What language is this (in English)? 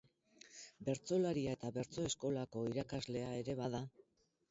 Basque